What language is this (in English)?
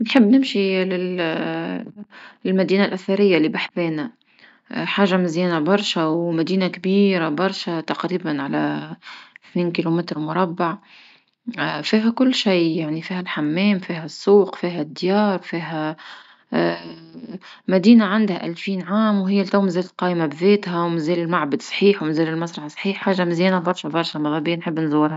Tunisian Arabic